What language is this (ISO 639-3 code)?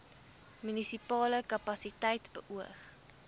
afr